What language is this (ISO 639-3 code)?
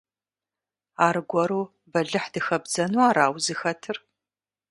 kbd